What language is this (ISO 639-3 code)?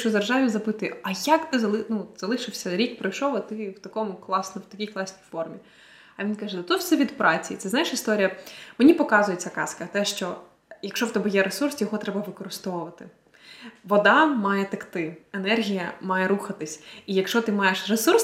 ukr